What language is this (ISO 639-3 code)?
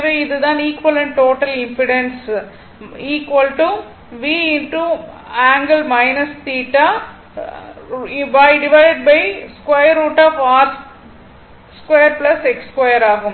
tam